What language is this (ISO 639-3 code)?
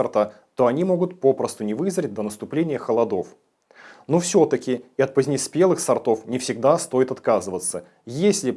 rus